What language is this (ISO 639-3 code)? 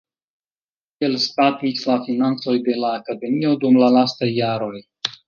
epo